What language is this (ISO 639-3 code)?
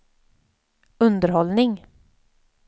swe